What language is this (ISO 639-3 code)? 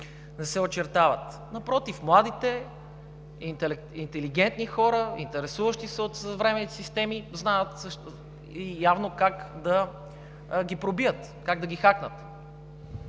bul